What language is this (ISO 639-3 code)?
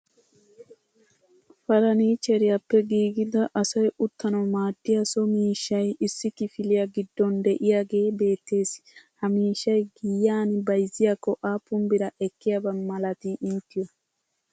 wal